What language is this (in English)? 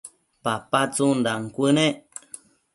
Matsés